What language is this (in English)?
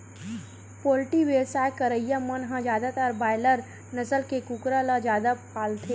Chhattisgarhi